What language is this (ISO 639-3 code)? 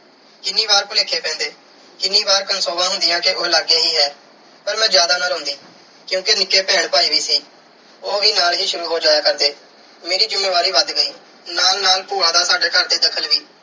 pan